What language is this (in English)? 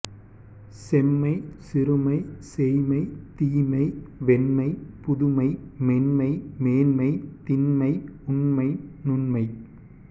Tamil